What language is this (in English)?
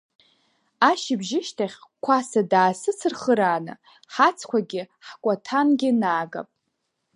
Abkhazian